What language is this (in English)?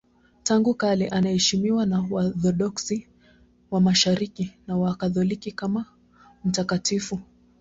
Swahili